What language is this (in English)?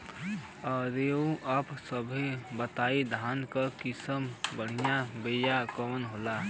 Bhojpuri